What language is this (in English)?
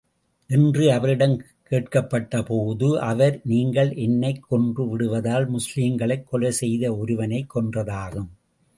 Tamil